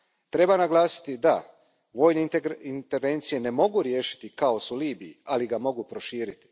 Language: Croatian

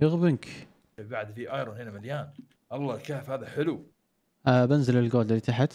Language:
Arabic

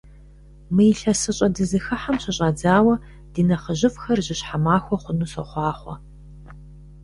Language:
Kabardian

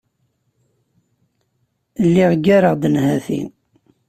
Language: Kabyle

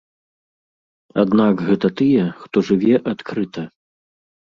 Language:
Belarusian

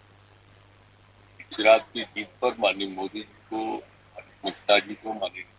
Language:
Hindi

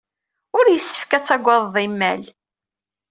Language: Kabyle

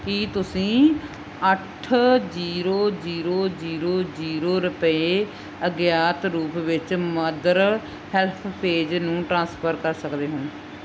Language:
Punjabi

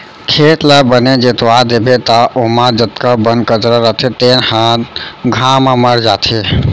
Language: Chhattisgarhi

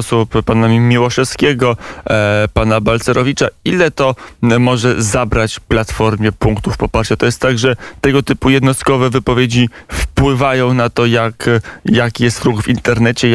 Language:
Polish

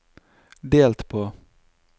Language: Norwegian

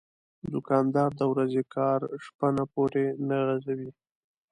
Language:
Pashto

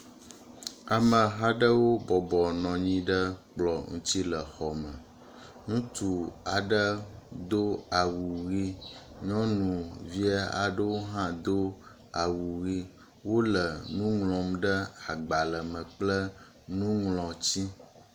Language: Ewe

